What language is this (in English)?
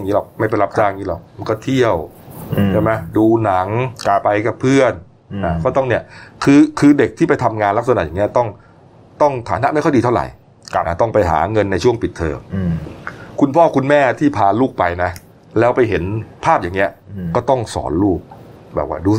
Thai